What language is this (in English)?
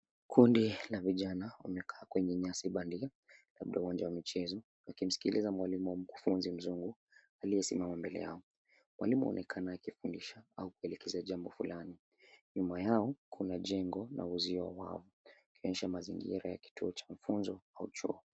Swahili